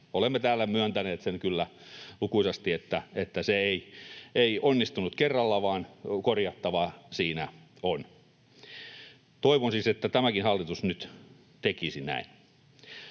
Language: Finnish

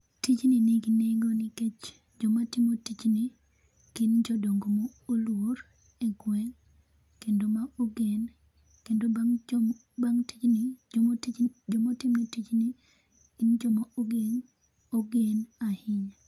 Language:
Luo (Kenya and Tanzania)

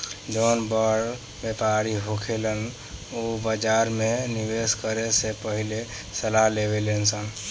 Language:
Bhojpuri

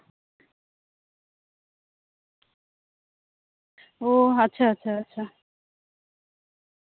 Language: Santali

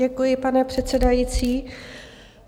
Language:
Czech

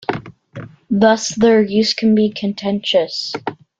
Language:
English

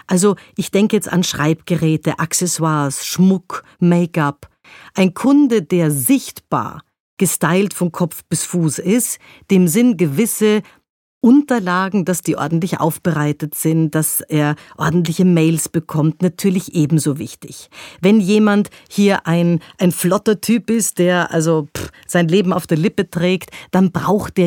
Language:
German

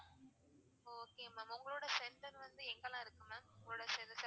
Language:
Tamil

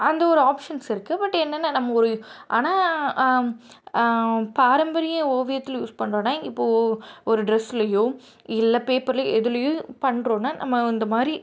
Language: Tamil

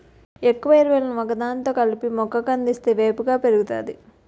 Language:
Telugu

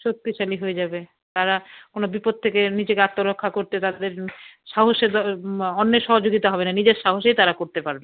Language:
Bangla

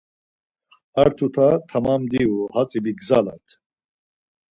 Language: Laz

